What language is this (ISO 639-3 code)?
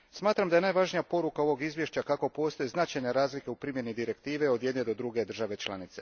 hrv